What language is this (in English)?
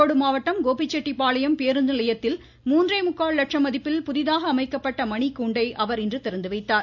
Tamil